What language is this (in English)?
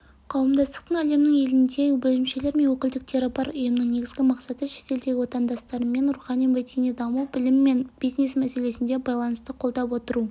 Kazakh